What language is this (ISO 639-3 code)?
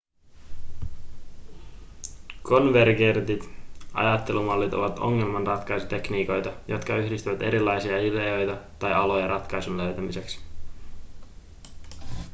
fin